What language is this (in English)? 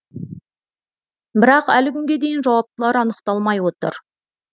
Kazakh